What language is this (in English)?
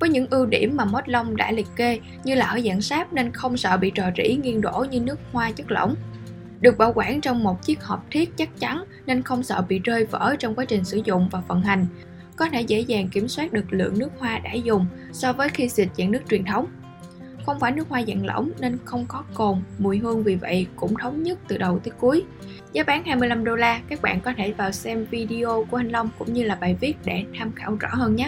Vietnamese